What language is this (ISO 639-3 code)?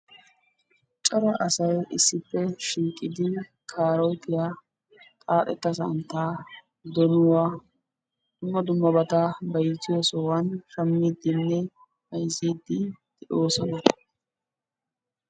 wal